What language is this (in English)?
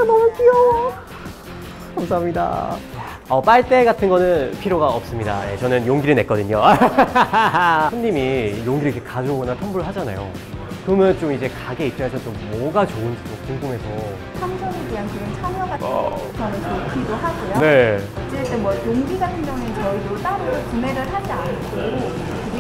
Korean